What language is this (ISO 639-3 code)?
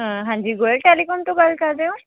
pan